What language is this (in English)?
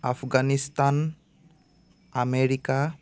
Assamese